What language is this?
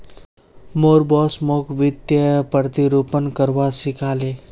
Magahi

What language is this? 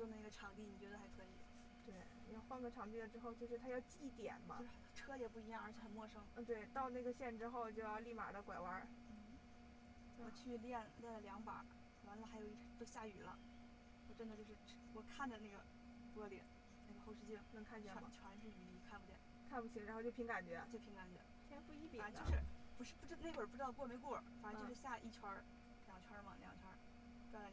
Chinese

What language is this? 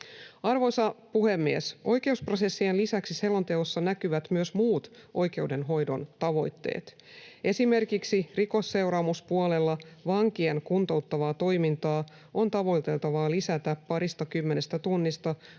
Finnish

